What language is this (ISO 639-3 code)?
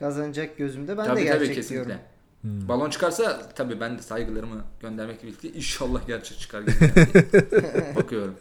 tur